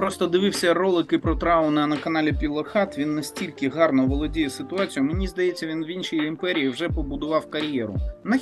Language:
Ukrainian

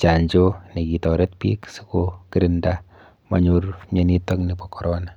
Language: Kalenjin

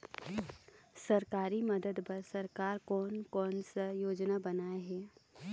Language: Chhattisgarhi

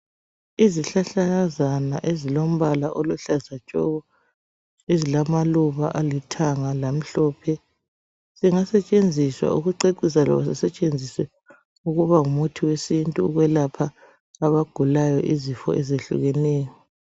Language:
North Ndebele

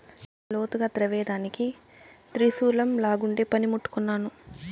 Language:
Telugu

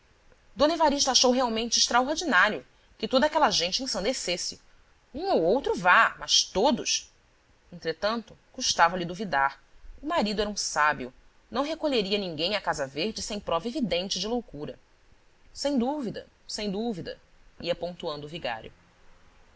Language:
Portuguese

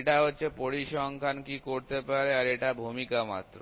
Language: Bangla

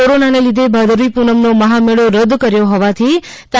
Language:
Gujarati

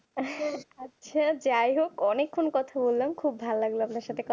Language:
Bangla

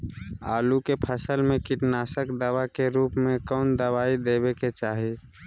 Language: Magahi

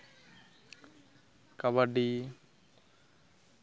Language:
Santali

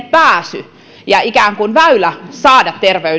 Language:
Finnish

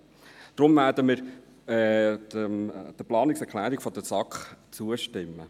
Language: Swiss German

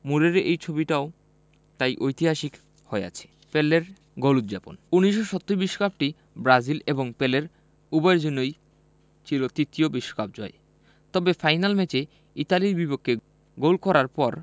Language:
Bangla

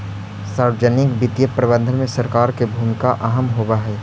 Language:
Magahi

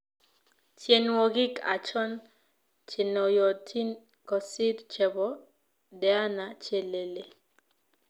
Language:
Kalenjin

